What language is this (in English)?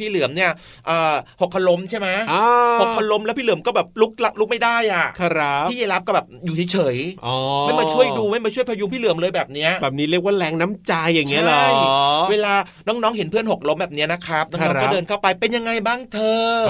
Thai